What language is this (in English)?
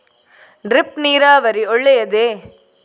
Kannada